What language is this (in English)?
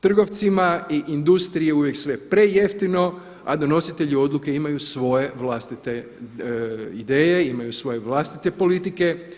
Croatian